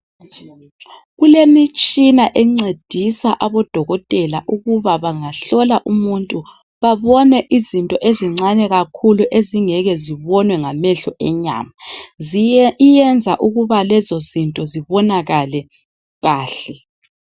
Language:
North Ndebele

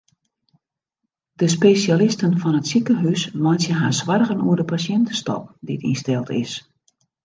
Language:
Western Frisian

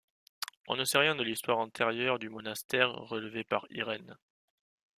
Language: French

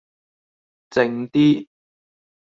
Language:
Cantonese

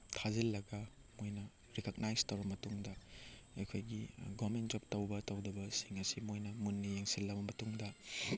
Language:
Manipuri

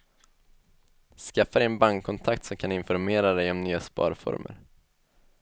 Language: Swedish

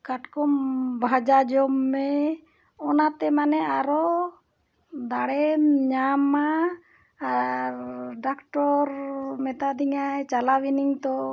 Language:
Santali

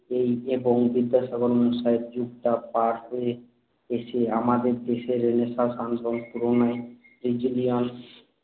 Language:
Bangla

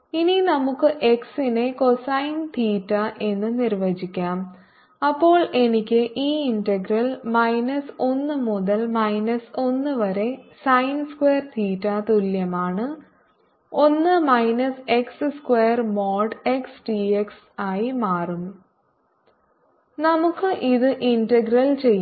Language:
Malayalam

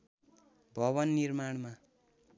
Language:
Nepali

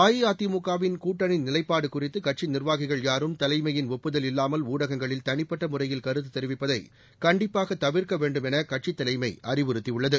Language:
Tamil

